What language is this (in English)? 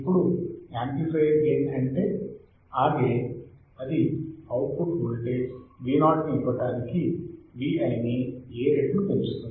Telugu